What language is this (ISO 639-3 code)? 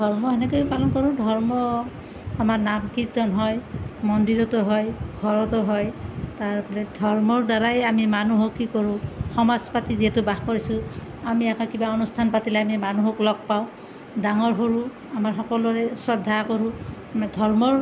asm